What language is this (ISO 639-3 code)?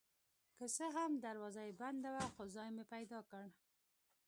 pus